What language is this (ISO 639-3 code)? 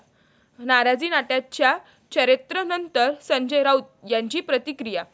mar